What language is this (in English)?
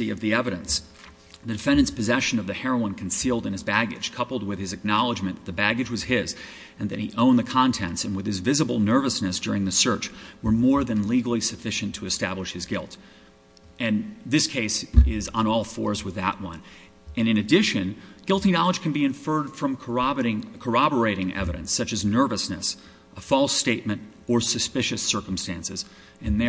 English